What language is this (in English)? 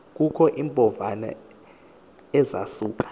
Xhosa